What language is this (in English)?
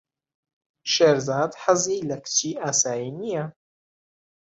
Central Kurdish